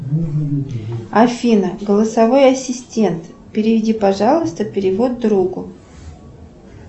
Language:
Russian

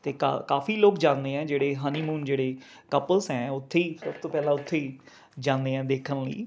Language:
Punjabi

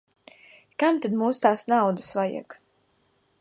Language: Latvian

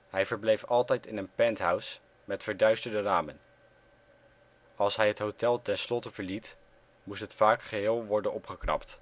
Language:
Dutch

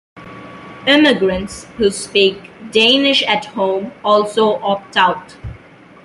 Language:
English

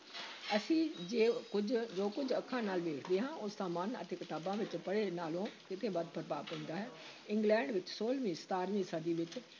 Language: Punjabi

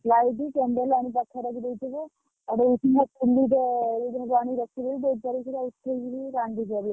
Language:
Odia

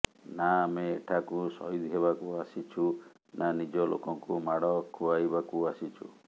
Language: Odia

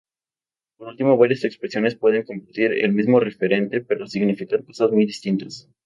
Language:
Spanish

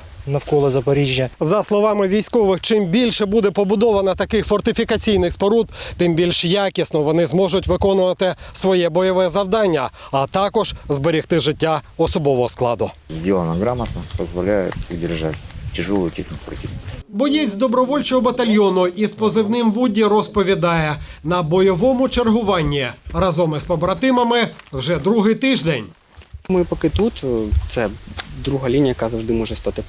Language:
Ukrainian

